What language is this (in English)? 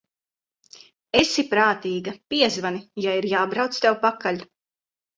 Latvian